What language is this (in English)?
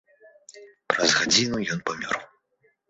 Belarusian